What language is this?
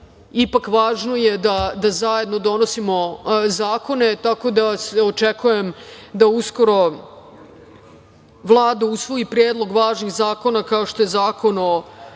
Serbian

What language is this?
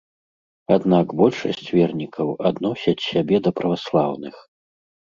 Belarusian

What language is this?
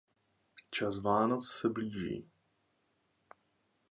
Czech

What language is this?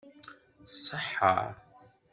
Kabyle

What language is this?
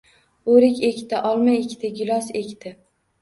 Uzbek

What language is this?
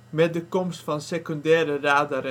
Dutch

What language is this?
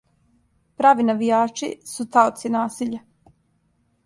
Serbian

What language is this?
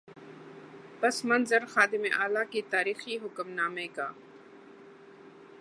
Urdu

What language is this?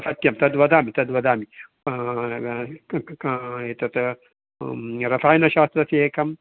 Sanskrit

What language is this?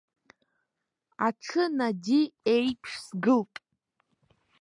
Abkhazian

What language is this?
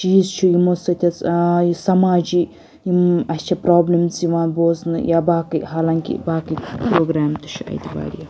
Kashmiri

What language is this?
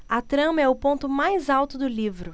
Portuguese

